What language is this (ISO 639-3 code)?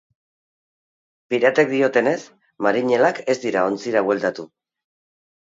eus